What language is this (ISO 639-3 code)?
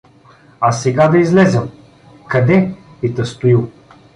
bul